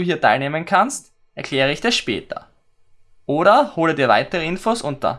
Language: German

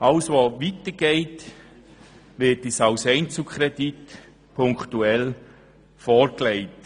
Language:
Swiss German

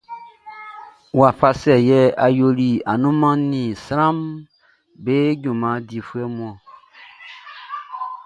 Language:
Baoulé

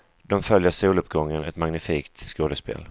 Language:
Swedish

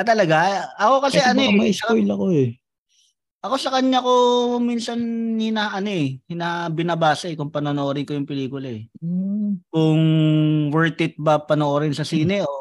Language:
Filipino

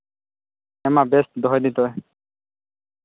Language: Santali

